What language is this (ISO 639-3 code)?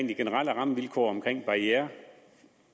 dan